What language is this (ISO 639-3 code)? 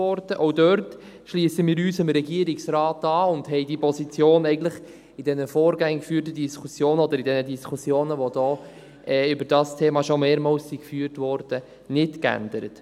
gsw